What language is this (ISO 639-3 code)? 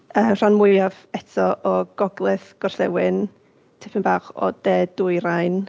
cym